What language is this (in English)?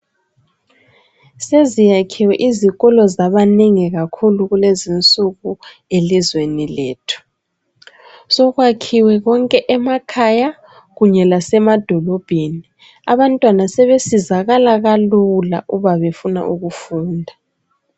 North Ndebele